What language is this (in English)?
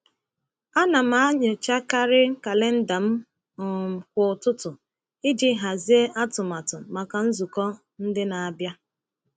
Igbo